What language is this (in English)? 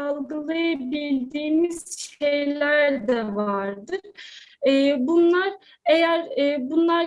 Turkish